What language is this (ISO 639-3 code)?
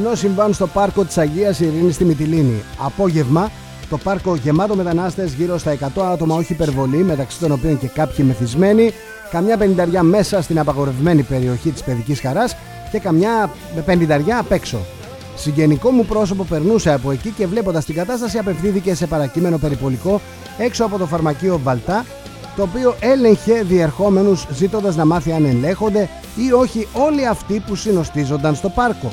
ell